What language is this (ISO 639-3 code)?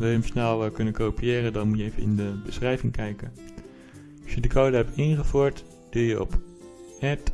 nld